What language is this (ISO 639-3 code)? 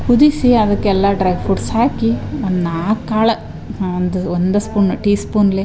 kan